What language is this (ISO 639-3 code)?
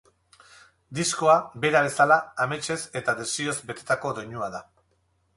eus